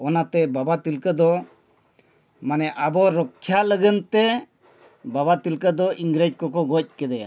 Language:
Santali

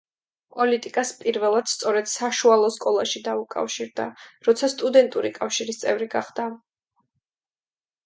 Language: Georgian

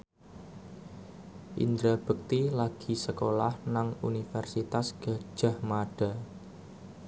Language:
Javanese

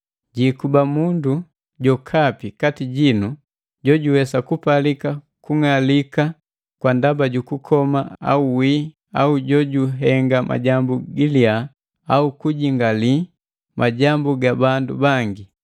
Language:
Matengo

